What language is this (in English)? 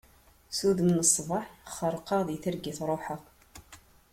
Kabyle